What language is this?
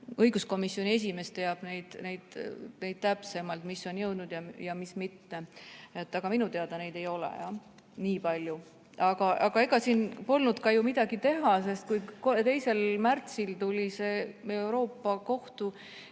Estonian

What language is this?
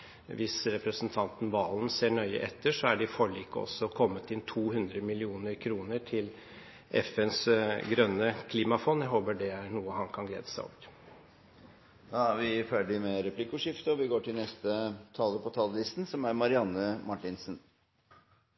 Norwegian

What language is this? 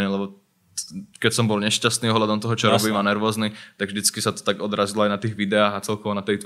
Slovak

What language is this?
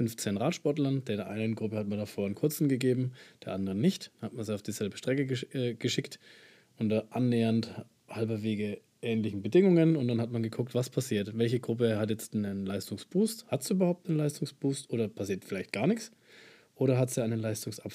German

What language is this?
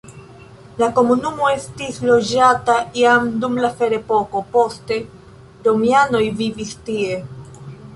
Esperanto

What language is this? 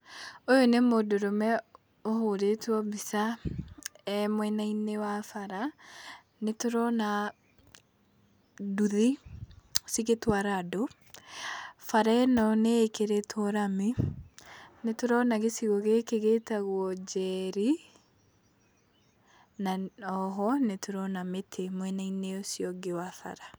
Kikuyu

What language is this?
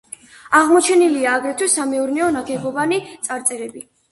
Georgian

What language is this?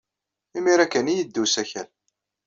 Kabyle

